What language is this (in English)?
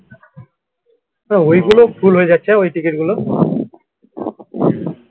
Bangla